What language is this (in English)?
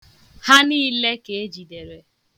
Igbo